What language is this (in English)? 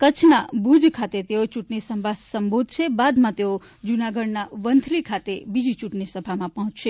Gujarati